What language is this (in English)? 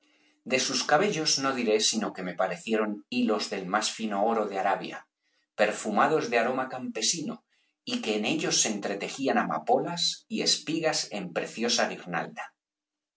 Spanish